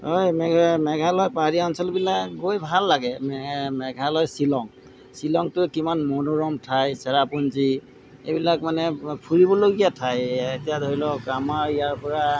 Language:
Assamese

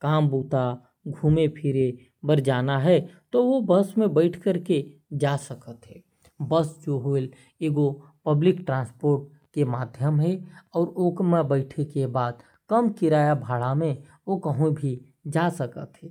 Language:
Korwa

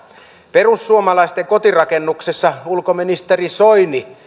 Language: Finnish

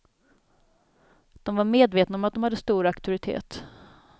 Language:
Swedish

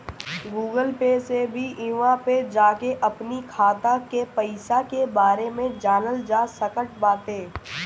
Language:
Bhojpuri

